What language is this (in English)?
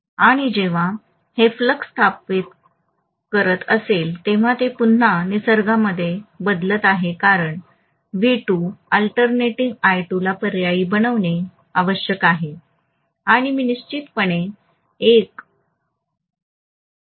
Marathi